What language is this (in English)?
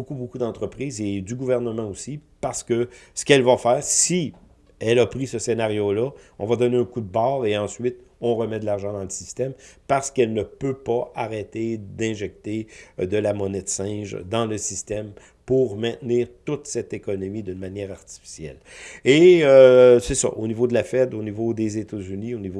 French